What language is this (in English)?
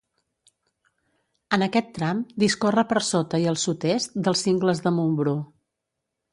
Catalan